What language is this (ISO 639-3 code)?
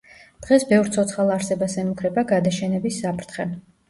kat